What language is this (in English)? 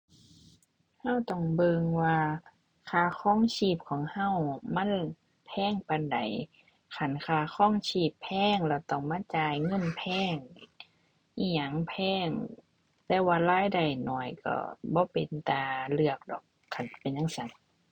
Thai